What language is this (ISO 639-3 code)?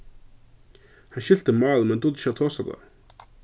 fao